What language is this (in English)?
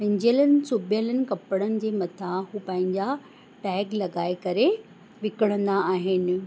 Sindhi